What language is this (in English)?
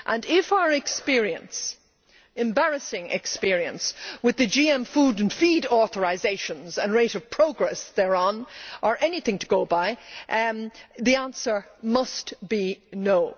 English